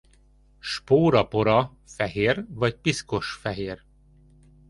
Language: Hungarian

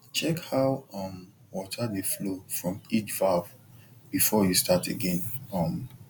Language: Nigerian Pidgin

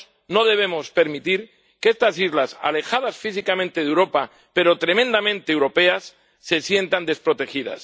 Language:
Spanish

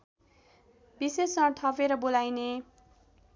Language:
Nepali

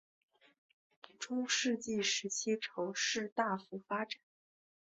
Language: Chinese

